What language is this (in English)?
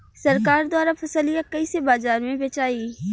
Bhojpuri